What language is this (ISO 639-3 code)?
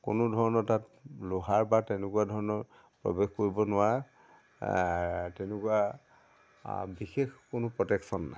asm